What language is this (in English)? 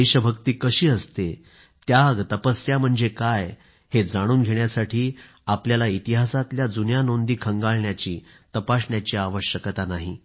Marathi